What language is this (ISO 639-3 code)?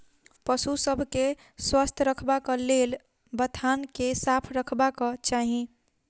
mai